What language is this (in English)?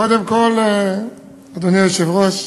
Hebrew